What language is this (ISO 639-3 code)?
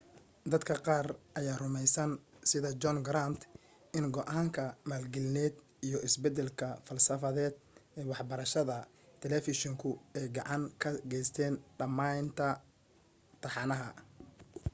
som